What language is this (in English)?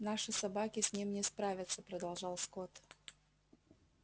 Russian